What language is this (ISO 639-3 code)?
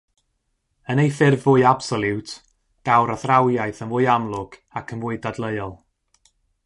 cym